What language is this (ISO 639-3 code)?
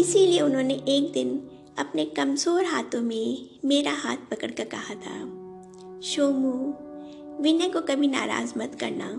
hin